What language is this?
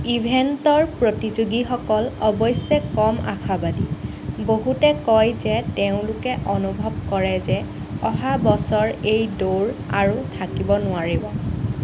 Assamese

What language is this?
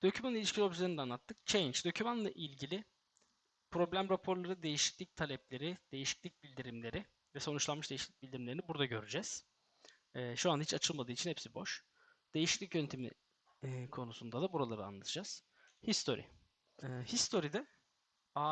Turkish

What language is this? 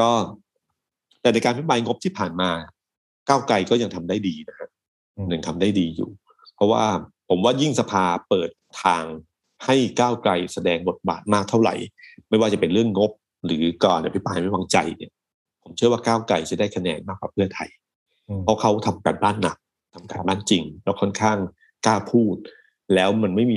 Thai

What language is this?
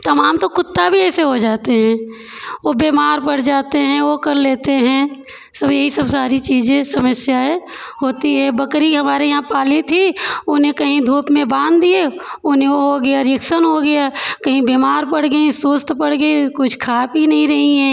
Hindi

